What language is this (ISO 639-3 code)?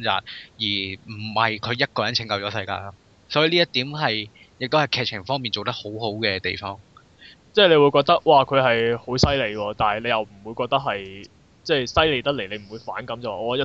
zho